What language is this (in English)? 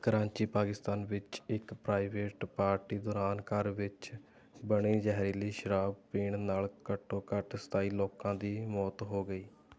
Punjabi